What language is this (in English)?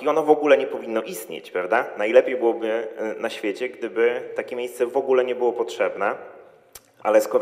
Polish